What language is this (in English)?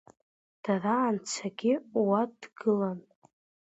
Abkhazian